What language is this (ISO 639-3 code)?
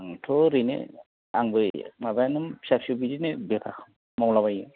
brx